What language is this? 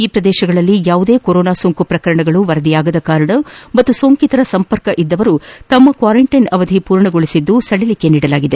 Kannada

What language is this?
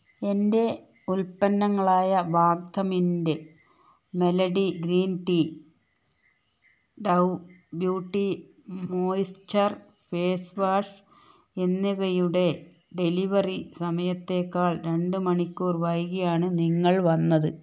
Malayalam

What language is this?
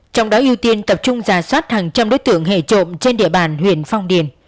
Vietnamese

